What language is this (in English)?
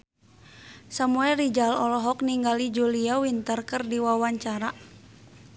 Sundanese